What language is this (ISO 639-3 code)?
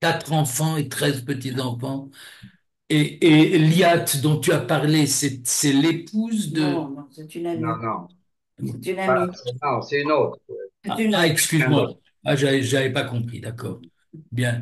fra